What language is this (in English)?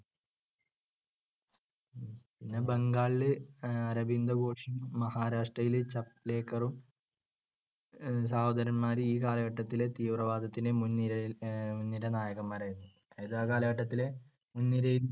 Malayalam